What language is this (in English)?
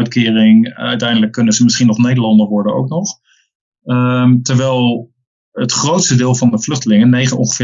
Dutch